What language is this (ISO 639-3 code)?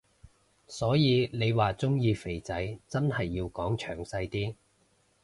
yue